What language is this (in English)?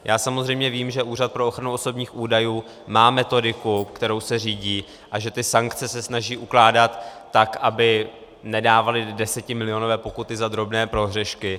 Czech